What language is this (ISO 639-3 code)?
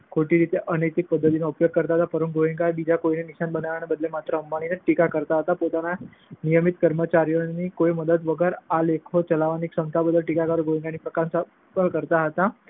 guj